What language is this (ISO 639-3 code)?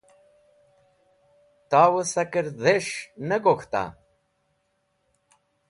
wbl